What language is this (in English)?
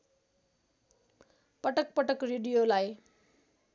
Nepali